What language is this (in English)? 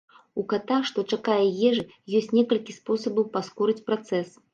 Belarusian